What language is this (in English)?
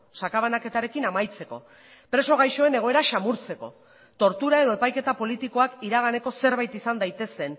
Basque